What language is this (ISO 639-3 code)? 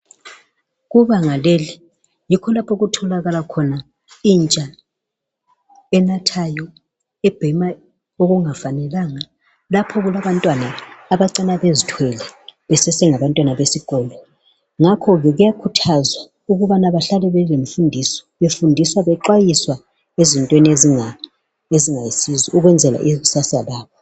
nde